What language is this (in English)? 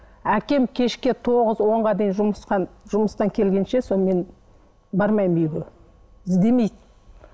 Kazakh